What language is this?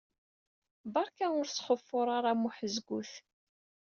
Kabyle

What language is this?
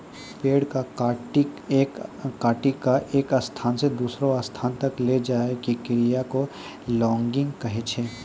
Maithili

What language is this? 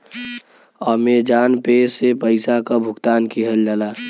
Bhojpuri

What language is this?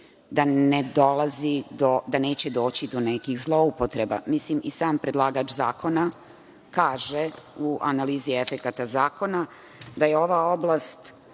Serbian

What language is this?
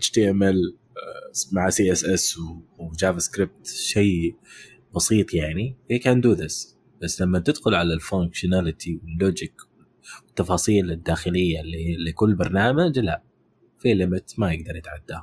Arabic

